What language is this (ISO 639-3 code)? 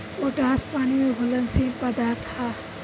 bho